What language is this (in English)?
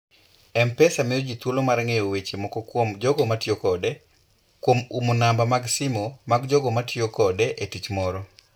Luo (Kenya and Tanzania)